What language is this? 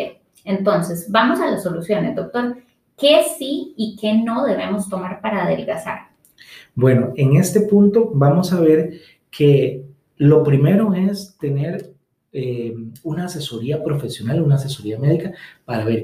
Spanish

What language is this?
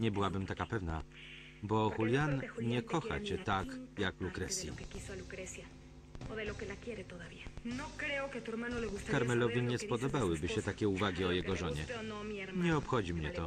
Polish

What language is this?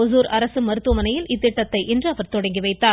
Tamil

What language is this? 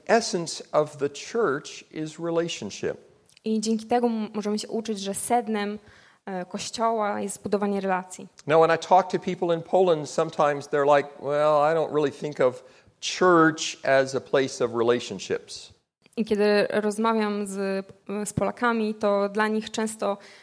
Polish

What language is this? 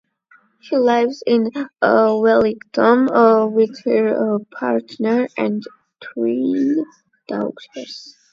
English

